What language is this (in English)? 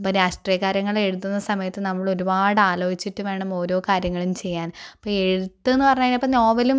Malayalam